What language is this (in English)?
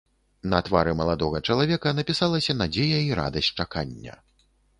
Belarusian